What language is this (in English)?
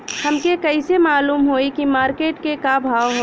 Bhojpuri